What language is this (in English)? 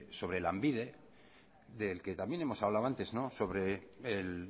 Spanish